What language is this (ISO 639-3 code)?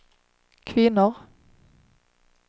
swe